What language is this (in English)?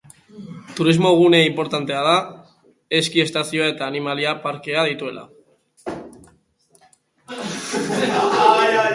Basque